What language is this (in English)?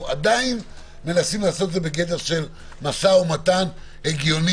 Hebrew